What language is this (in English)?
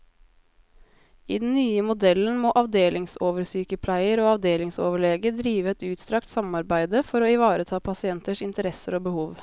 Norwegian